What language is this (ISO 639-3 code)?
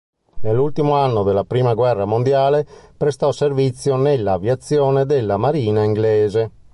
ita